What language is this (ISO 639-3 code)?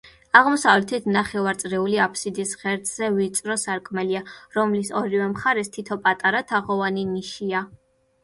kat